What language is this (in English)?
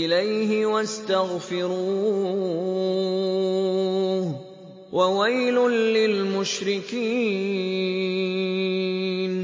Arabic